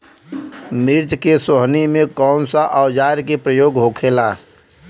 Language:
Bhojpuri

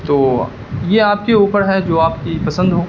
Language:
Urdu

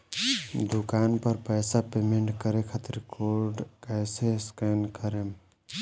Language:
Bhojpuri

